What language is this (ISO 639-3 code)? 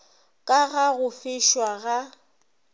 nso